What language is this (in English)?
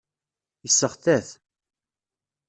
Kabyle